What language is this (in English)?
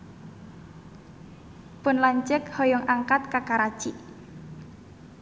Sundanese